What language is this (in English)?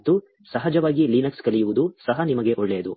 Kannada